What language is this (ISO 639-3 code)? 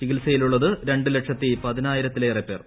mal